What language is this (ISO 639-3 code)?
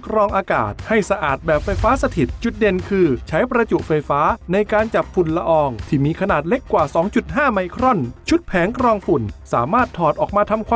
tha